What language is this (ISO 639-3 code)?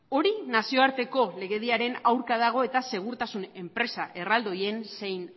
eus